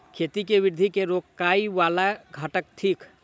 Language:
Maithili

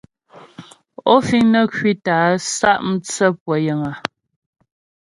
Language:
Ghomala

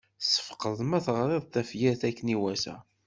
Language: Kabyle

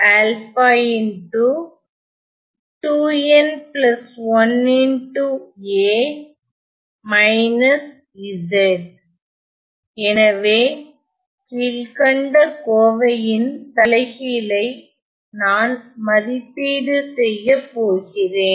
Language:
Tamil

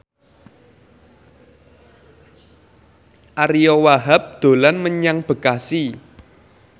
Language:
Javanese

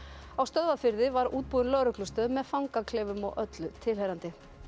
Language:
Icelandic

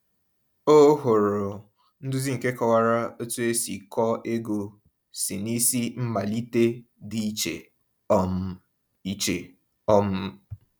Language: Igbo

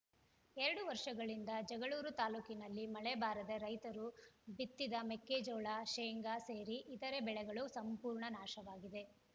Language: Kannada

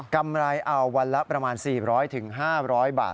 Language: Thai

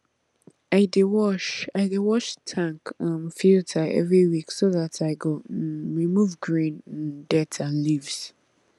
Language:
Nigerian Pidgin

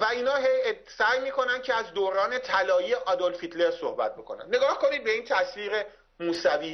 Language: Persian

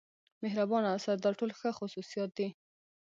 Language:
Pashto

